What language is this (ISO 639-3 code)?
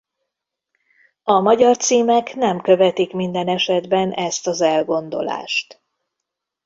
hun